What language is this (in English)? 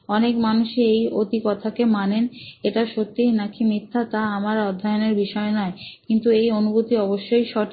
Bangla